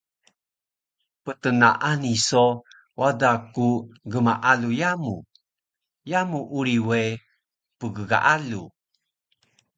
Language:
Taroko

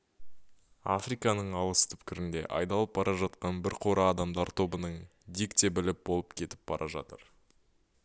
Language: Kazakh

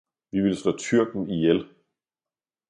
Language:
Danish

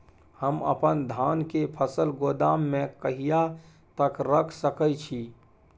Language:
Maithili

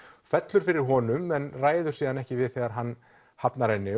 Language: Icelandic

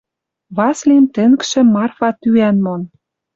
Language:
Western Mari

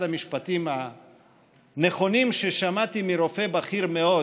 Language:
Hebrew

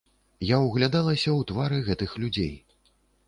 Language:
Belarusian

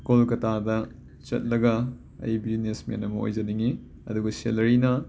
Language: Manipuri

